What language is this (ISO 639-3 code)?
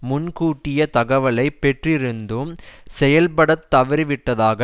tam